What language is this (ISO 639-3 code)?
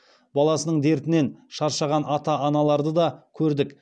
kaz